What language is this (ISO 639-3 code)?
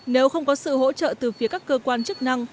vie